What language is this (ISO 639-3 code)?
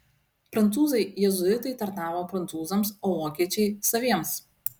lit